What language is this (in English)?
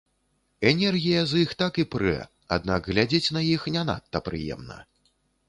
Belarusian